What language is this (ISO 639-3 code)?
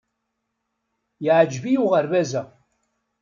kab